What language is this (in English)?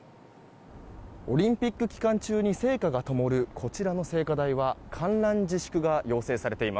Japanese